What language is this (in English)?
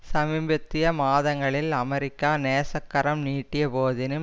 Tamil